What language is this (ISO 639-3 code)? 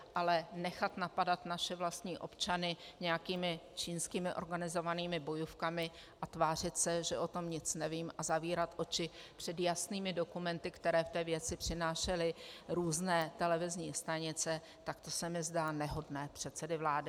ces